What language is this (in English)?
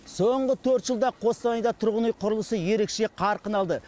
Kazakh